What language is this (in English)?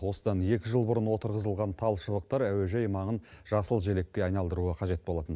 Kazakh